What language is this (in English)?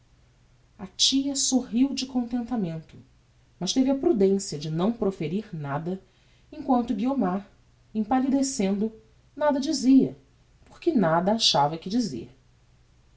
Portuguese